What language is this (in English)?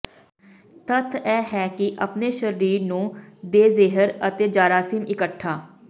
Punjabi